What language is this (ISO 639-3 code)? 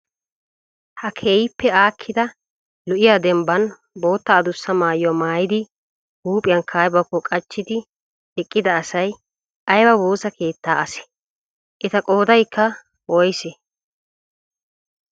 wal